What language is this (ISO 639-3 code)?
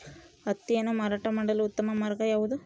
kan